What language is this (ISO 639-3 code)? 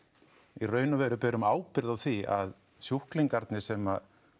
isl